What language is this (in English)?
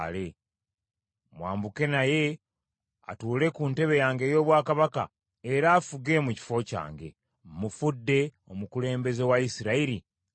Ganda